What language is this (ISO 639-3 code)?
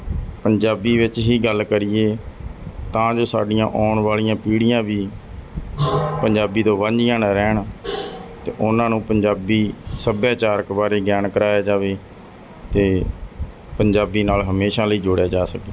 pan